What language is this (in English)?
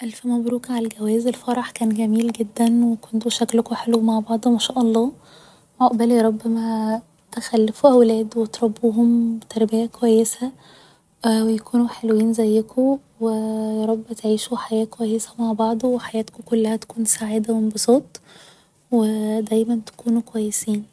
Egyptian Arabic